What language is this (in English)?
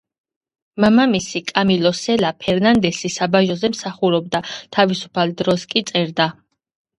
Georgian